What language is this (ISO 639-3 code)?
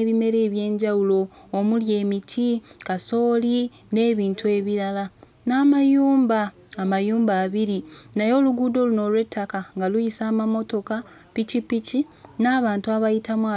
lug